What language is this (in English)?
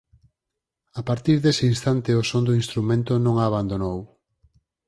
Galician